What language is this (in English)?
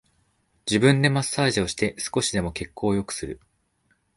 Japanese